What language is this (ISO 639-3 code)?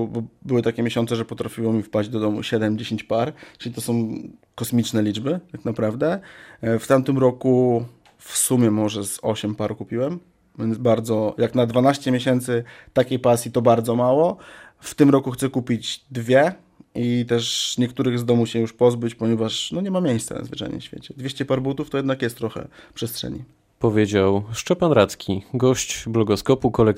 pol